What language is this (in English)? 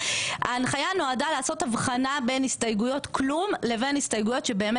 Hebrew